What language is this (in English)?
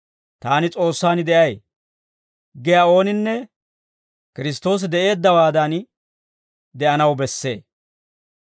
Dawro